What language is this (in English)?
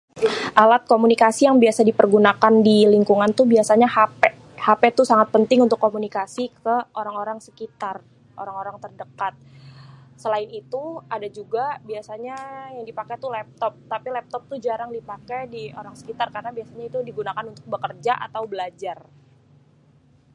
Betawi